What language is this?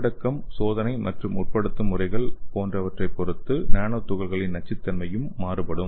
Tamil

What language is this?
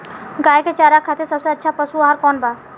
Bhojpuri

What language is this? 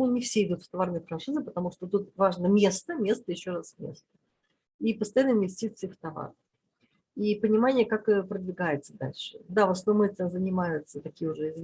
Russian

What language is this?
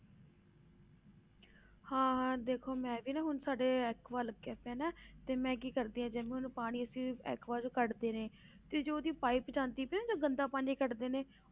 Punjabi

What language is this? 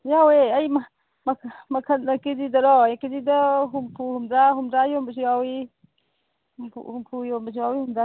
Manipuri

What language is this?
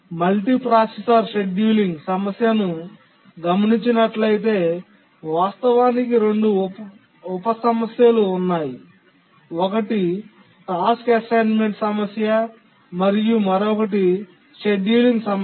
Telugu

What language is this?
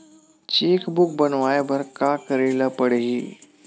Chhattisgarhi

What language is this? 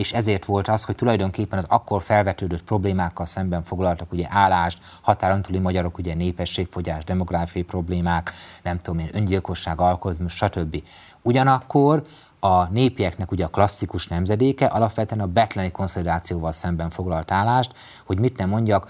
Hungarian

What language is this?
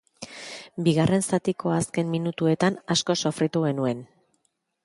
Basque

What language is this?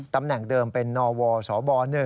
Thai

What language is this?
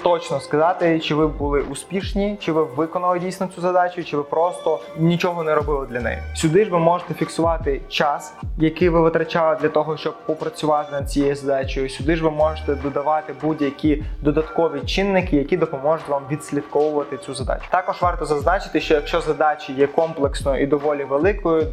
Ukrainian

